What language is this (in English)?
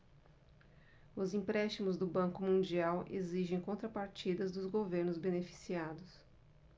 Portuguese